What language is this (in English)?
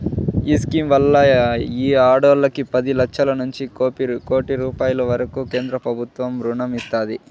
Telugu